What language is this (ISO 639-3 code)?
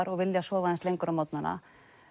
isl